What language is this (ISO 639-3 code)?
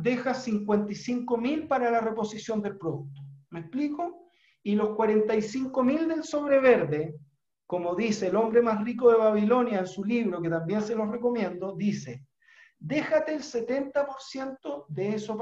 spa